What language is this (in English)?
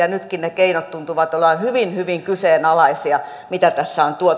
Finnish